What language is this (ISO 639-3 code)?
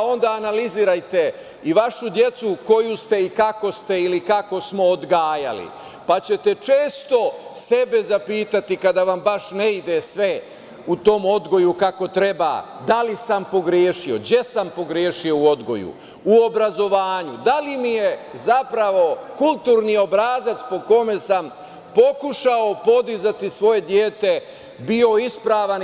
srp